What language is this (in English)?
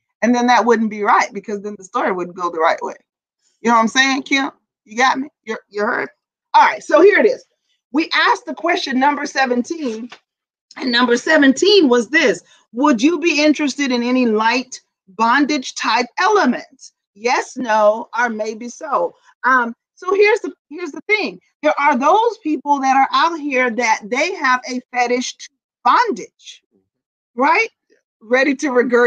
English